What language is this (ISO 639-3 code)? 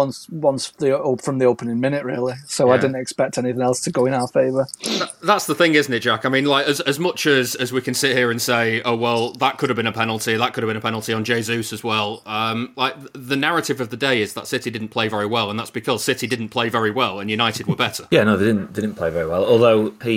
eng